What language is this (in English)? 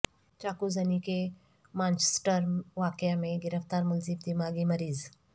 Urdu